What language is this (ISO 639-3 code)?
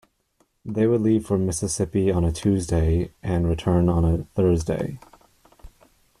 eng